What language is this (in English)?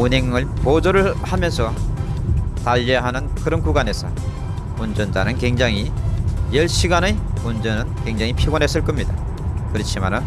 Korean